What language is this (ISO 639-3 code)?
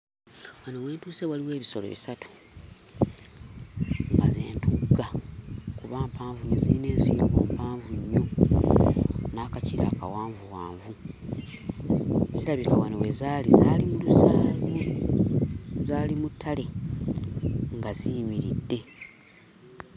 lug